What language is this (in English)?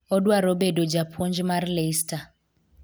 Luo (Kenya and Tanzania)